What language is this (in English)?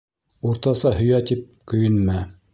Bashkir